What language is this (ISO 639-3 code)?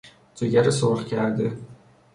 fas